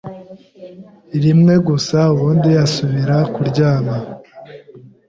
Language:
Kinyarwanda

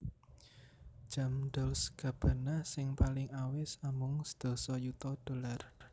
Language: Javanese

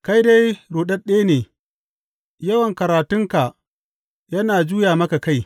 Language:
Hausa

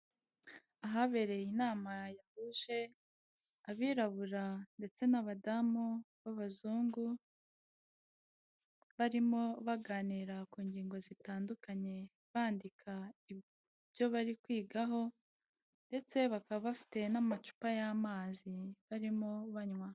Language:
Kinyarwanda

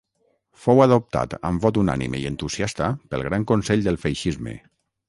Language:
Catalan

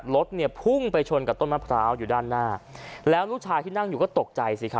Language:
Thai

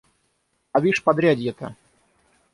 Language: Russian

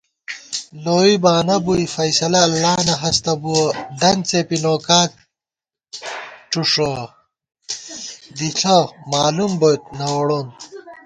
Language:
Gawar-Bati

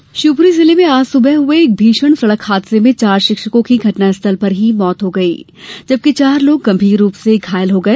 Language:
Hindi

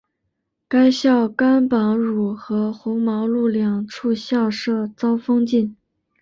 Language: Chinese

